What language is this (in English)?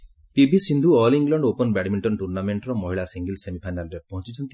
Odia